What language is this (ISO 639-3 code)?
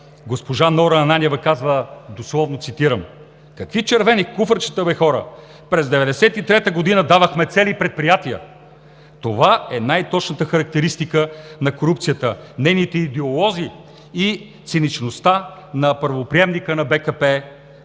bul